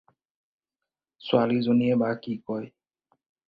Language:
Assamese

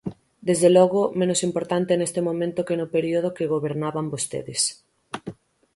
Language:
Galician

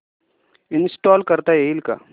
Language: Marathi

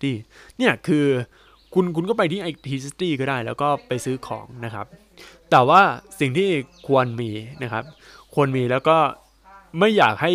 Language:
Thai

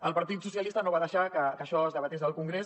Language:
Catalan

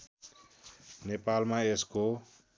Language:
Nepali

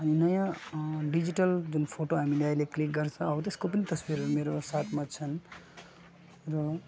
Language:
Nepali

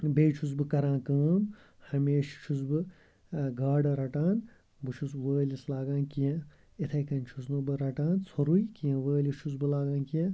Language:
Kashmiri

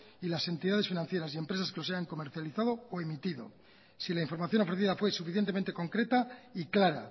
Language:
Spanish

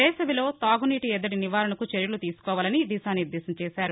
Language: Telugu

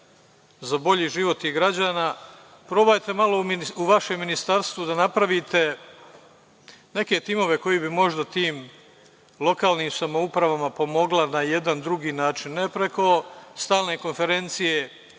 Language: Serbian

